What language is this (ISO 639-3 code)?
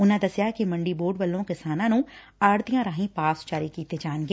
pan